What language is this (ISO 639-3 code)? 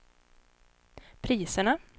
swe